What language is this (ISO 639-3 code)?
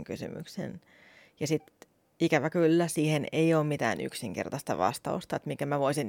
fin